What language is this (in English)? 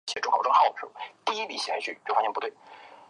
Chinese